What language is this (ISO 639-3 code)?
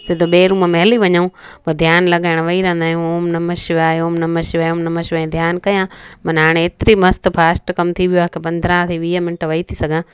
snd